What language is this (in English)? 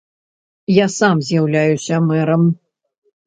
Belarusian